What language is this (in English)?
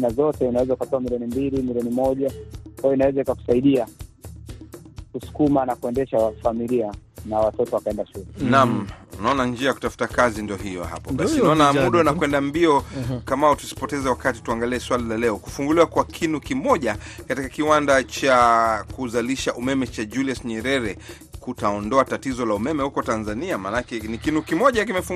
Swahili